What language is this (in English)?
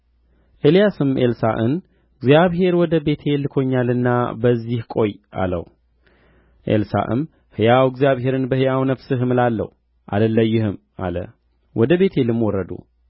Amharic